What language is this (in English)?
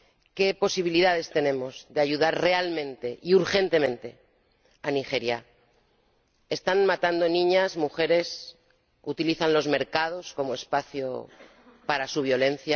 Spanish